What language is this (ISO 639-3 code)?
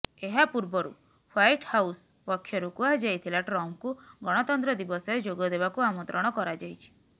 ori